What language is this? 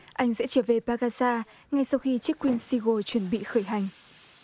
Vietnamese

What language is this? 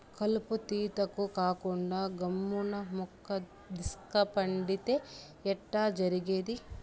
Telugu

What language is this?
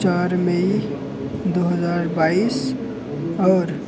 Dogri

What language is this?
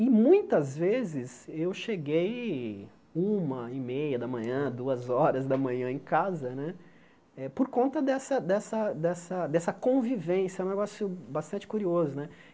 Portuguese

